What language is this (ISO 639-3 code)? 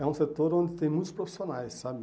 por